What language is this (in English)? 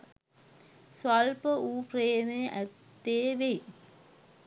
Sinhala